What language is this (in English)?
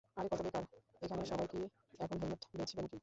Bangla